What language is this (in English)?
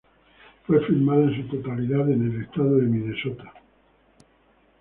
Spanish